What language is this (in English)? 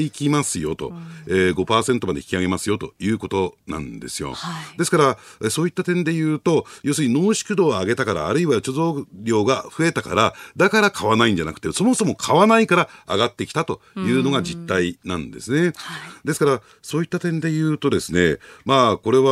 Japanese